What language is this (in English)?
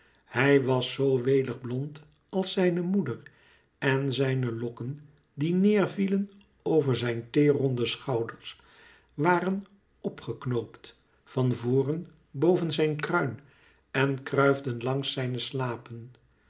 Dutch